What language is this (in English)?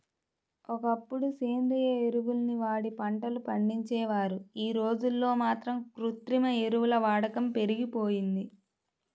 Telugu